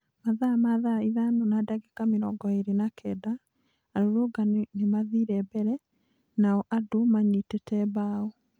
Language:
Kikuyu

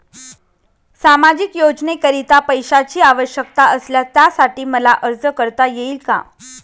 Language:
Marathi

